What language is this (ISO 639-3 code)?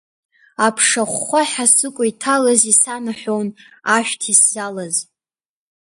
abk